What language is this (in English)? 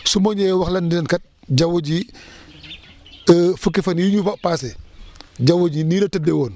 Wolof